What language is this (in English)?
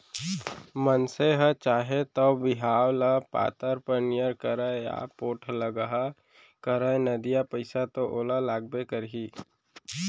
Chhattisgarhi